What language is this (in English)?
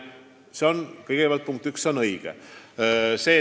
Estonian